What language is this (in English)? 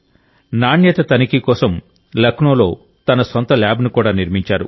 Telugu